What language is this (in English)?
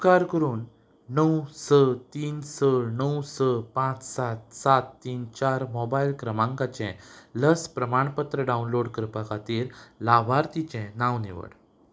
Konkani